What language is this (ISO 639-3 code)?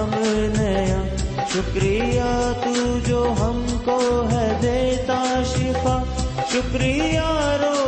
urd